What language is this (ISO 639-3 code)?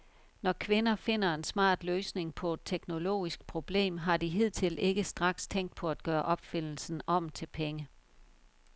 dan